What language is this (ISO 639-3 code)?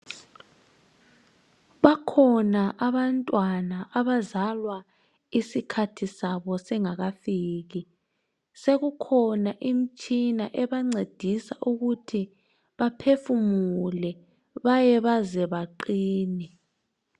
nde